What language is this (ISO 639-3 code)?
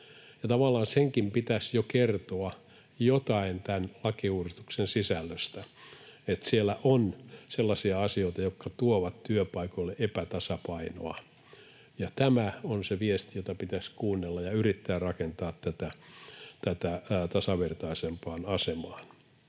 fin